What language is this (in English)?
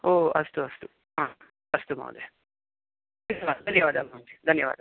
Sanskrit